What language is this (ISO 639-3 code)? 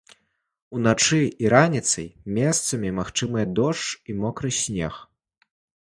bel